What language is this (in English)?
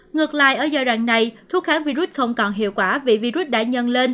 Vietnamese